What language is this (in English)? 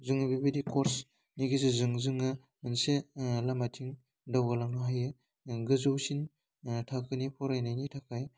Bodo